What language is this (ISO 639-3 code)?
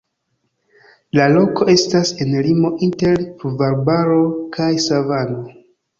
epo